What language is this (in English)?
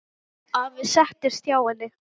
Icelandic